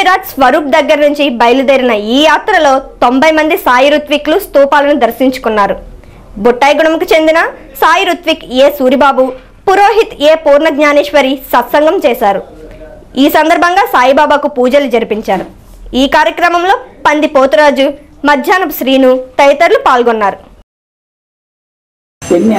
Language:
Telugu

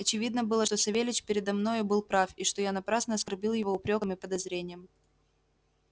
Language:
Russian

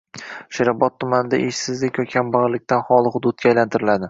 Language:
Uzbek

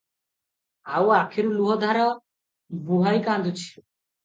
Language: Odia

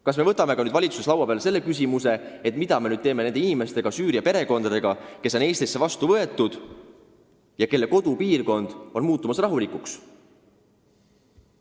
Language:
Estonian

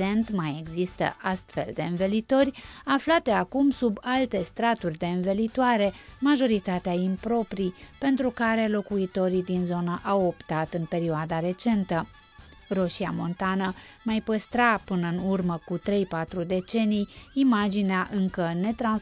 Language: Romanian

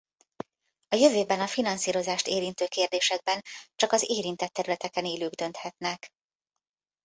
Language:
Hungarian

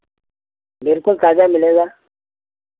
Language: Hindi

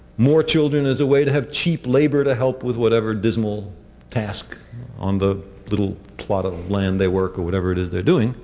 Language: English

